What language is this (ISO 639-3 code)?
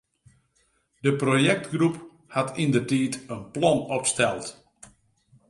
fry